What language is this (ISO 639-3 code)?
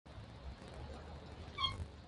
spa